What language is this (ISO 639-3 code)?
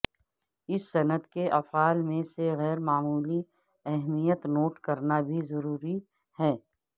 urd